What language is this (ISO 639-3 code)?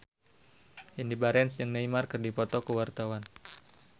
sun